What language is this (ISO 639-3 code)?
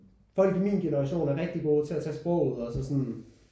dan